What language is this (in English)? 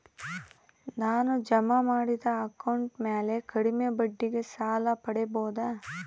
Kannada